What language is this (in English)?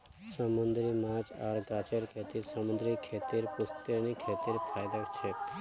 Magahi